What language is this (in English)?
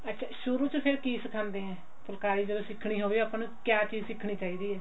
Punjabi